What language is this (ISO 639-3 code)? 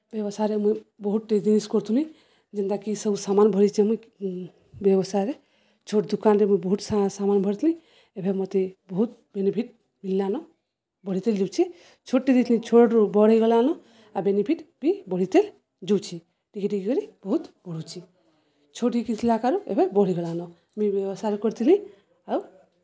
ori